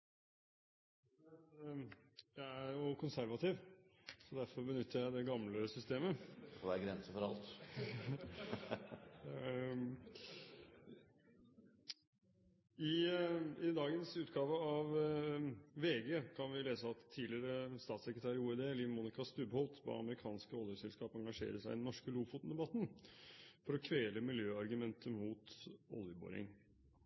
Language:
Norwegian Bokmål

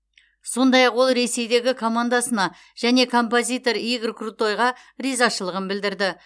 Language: Kazakh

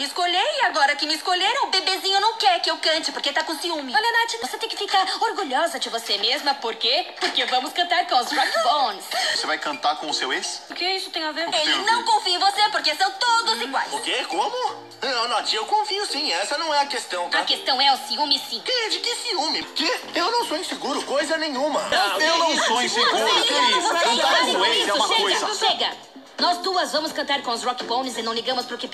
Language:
Portuguese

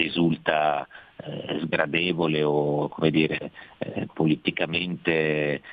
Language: Italian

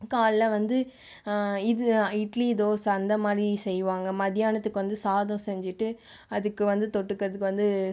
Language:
Tamil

